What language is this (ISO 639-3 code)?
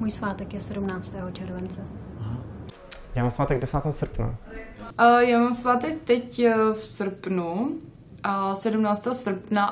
ces